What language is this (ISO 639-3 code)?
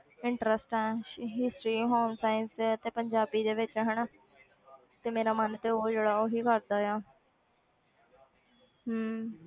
pan